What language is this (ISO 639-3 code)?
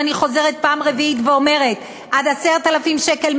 heb